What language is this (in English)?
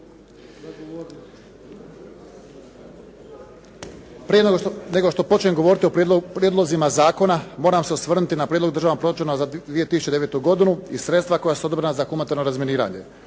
Croatian